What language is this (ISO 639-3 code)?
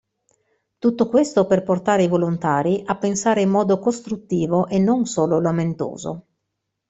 ita